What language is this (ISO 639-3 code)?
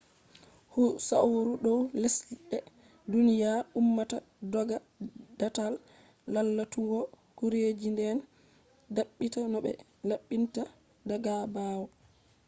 ful